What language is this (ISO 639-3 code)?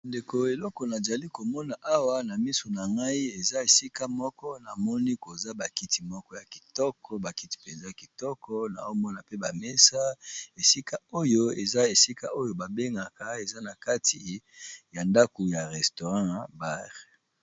lin